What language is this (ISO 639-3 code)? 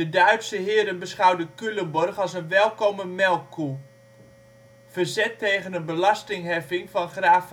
nld